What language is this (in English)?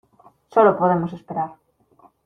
Spanish